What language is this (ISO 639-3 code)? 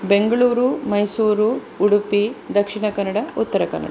san